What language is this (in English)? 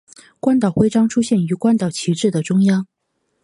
Chinese